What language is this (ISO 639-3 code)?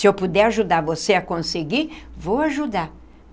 por